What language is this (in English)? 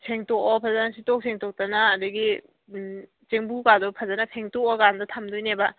Manipuri